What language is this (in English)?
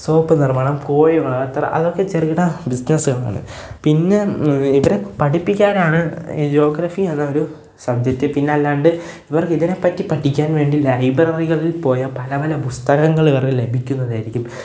Malayalam